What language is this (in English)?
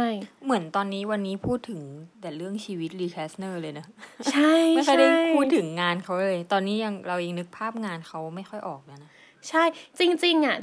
Thai